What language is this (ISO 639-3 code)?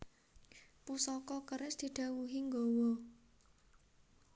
jav